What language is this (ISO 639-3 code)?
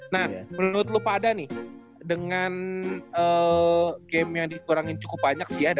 ind